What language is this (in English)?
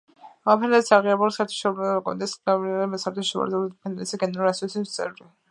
Georgian